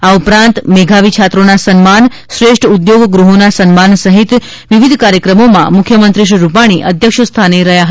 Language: Gujarati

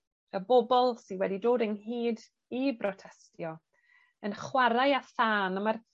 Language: Welsh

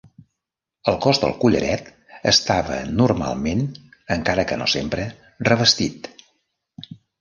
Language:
Catalan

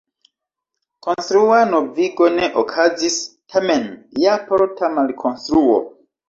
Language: Esperanto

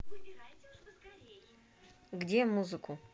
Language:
Russian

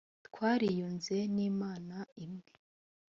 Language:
Kinyarwanda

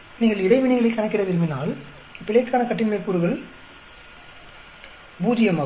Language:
Tamil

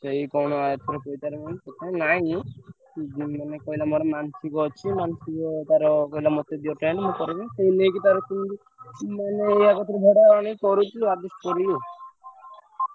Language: Odia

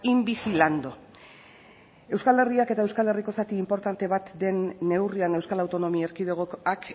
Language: Basque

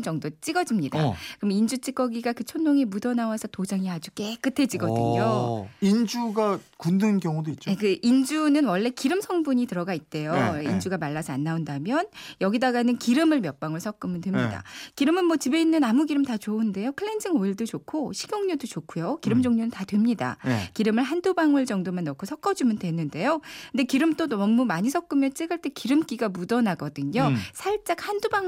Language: Korean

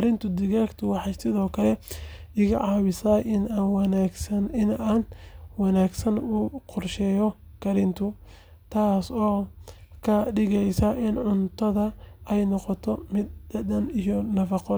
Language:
Somali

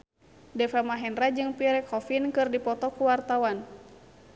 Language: Sundanese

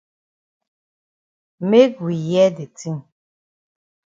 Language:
Cameroon Pidgin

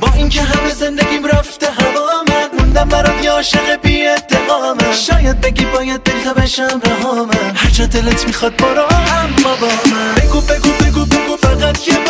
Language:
Persian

